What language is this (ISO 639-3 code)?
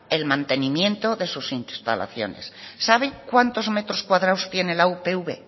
spa